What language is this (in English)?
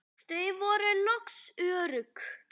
Icelandic